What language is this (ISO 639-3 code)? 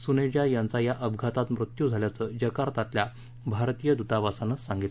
mar